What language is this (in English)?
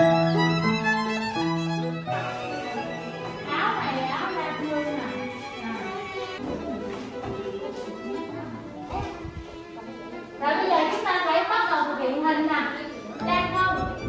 Vietnamese